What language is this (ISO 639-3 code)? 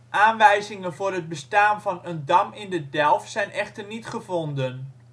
nld